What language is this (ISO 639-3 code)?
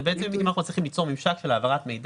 heb